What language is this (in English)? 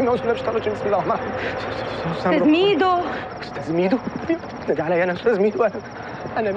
Arabic